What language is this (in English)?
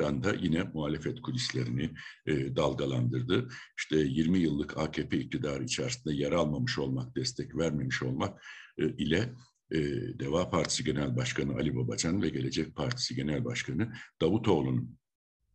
Turkish